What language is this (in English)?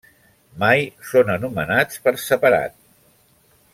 Catalan